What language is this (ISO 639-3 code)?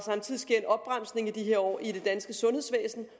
dan